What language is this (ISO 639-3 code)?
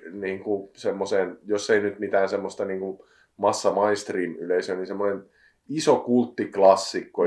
fin